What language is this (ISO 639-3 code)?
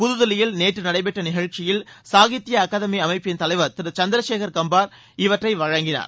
tam